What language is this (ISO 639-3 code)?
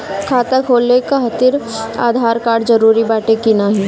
bho